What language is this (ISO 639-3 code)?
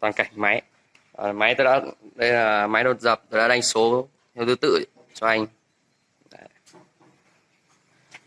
vie